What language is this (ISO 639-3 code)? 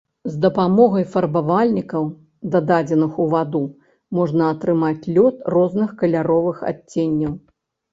bel